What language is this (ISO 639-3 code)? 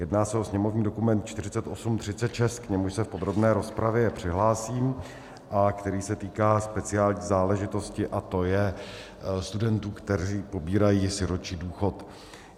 ces